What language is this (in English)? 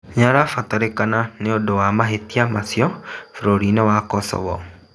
Kikuyu